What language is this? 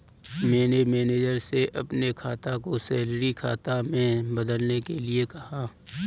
Hindi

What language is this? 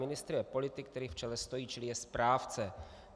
Czech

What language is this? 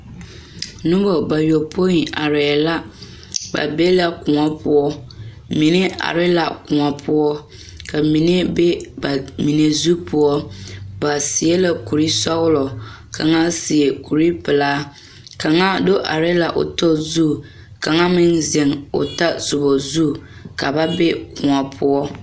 Southern Dagaare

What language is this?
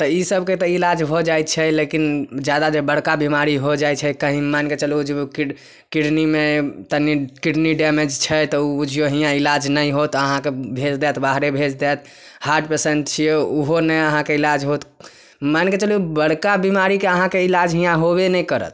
Maithili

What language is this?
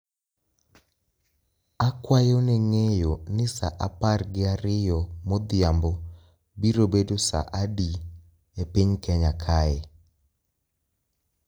Luo (Kenya and Tanzania)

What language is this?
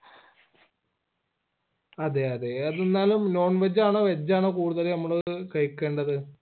Malayalam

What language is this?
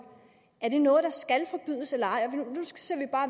Danish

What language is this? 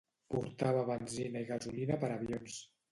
Catalan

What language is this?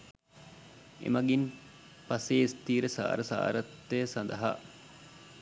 Sinhala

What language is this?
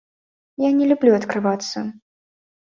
Belarusian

